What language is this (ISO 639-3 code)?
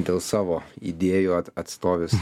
lit